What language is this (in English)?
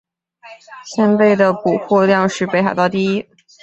Chinese